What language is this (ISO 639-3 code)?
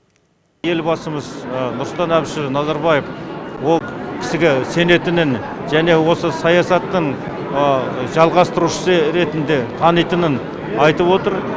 kaz